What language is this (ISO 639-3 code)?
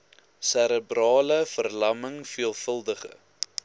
afr